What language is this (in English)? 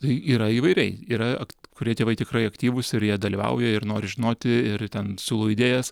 Lithuanian